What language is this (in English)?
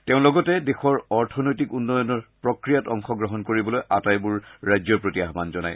Assamese